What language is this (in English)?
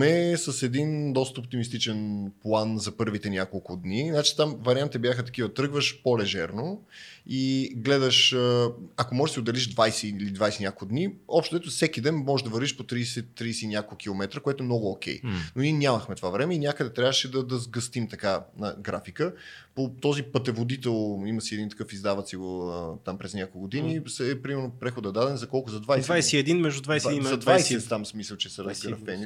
Bulgarian